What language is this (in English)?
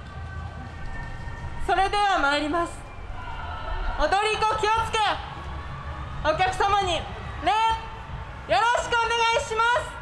Japanese